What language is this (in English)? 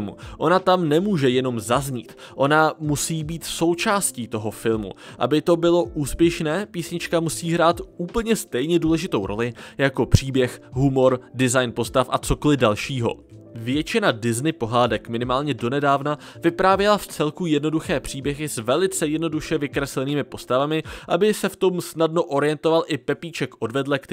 Czech